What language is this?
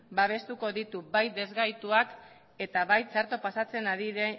Basque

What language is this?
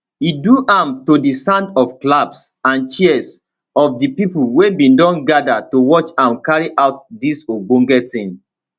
Nigerian Pidgin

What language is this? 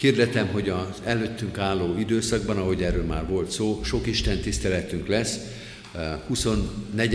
Hungarian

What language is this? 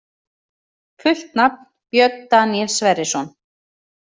Icelandic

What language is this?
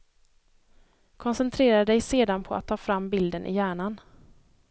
Swedish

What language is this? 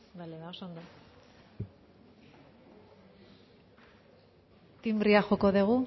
Basque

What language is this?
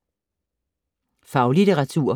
Danish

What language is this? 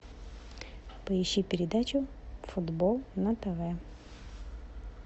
Russian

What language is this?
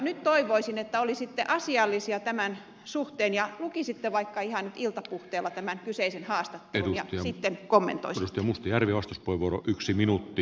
Finnish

